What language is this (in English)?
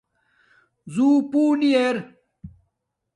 Domaaki